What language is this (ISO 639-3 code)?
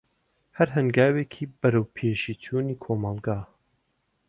ckb